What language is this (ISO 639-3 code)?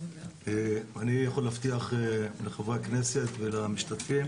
heb